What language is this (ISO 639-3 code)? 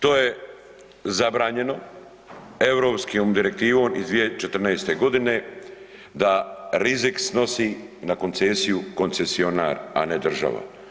hrv